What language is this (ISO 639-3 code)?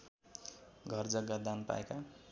nep